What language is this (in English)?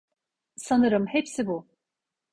Turkish